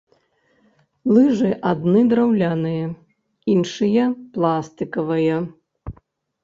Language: Belarusian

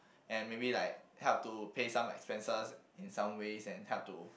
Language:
English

